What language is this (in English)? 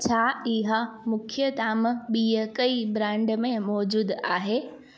Sindhi